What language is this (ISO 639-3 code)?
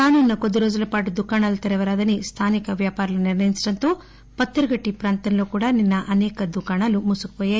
tel